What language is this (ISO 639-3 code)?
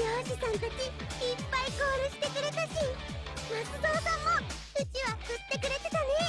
jpn